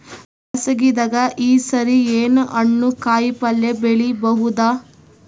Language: Kannada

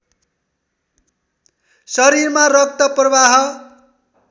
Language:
Nepali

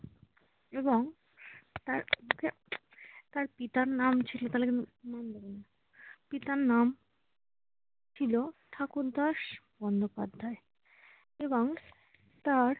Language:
Bangla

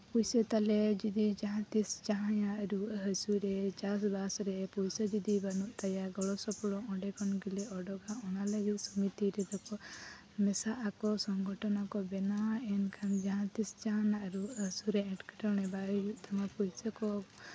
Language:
Santali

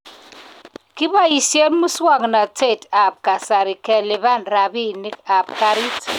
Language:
Kalenjin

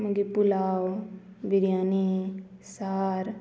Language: Konkani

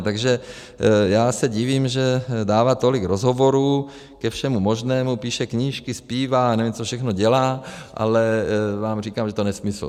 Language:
Czech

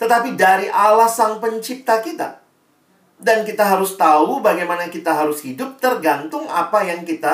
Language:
Indonesian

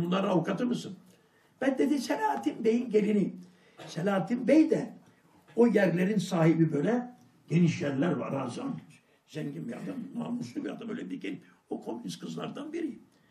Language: Turkish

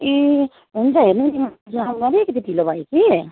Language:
Nepali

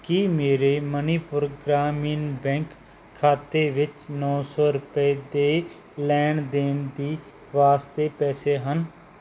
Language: Punjabi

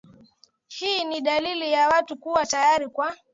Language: Swahili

